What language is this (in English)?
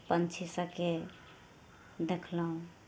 Maithili